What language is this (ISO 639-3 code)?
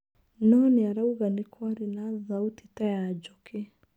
kik